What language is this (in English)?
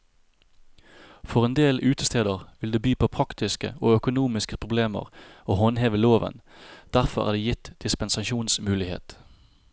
Norwegian